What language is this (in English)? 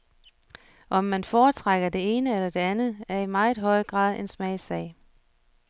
Danish